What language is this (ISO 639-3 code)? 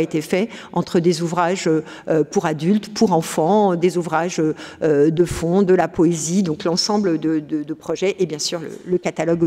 fra